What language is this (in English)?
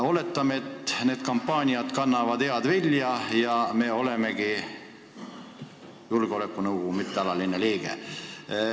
Estonian